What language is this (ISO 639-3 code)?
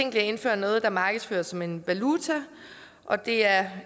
dan